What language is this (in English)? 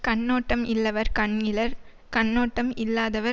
Tamil